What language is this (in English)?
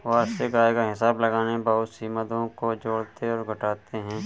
Hindi